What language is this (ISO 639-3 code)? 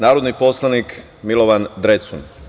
srp